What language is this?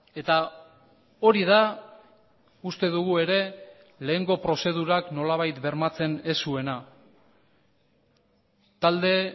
Basque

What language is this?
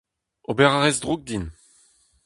Breton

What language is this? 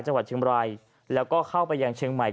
Thai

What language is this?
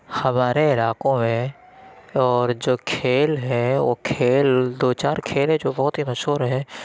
Urdu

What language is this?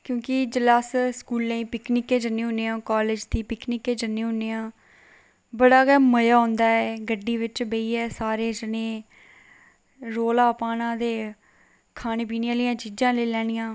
Dogri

